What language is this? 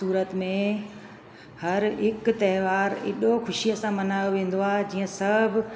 Sindhi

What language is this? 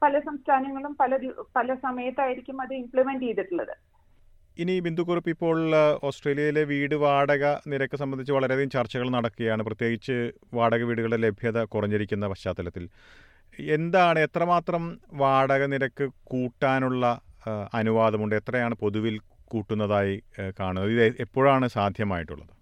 Malayalam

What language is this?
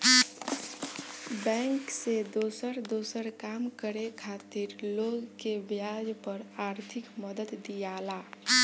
Bhojpuri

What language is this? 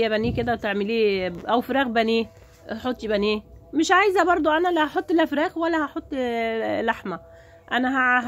Arabic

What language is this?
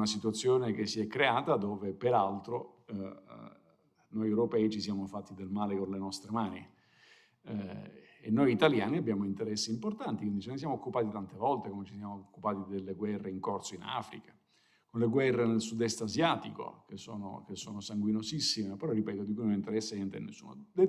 Italian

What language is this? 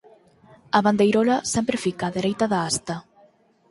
Galician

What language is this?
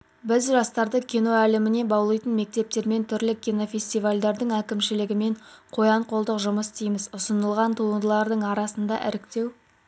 Kazakh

